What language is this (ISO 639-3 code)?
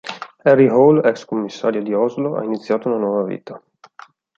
ita